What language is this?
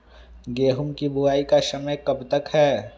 Magahi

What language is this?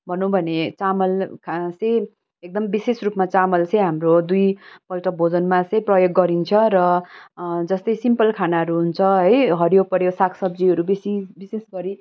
Nepali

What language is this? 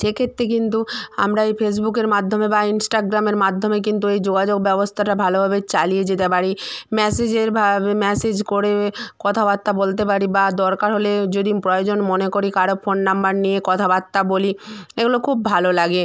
Bangla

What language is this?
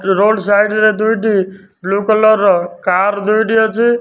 Odia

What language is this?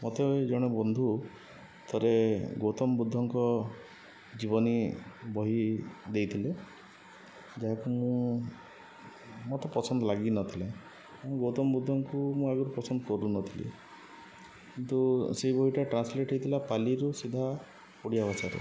Odia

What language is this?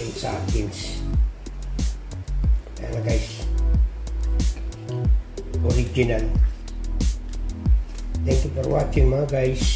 Filipino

